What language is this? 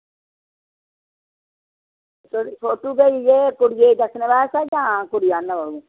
Dogri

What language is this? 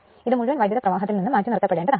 Malayalam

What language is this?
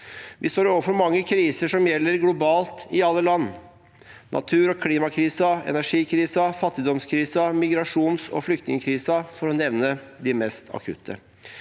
Norwegian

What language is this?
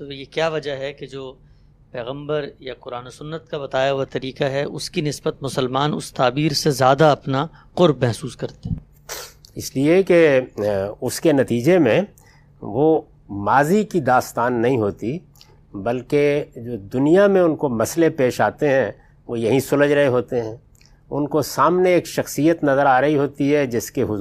Urdu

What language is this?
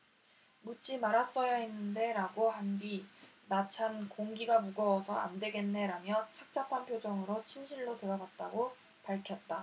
Korean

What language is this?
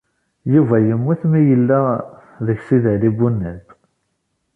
Kabyle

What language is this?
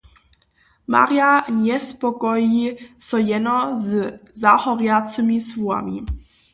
Upper Sorbian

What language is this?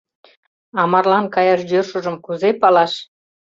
Mari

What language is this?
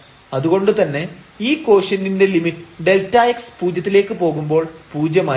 Malayalam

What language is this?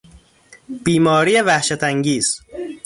Persian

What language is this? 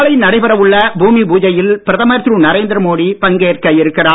Tamil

